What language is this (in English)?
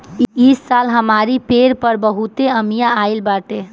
Bhojpuri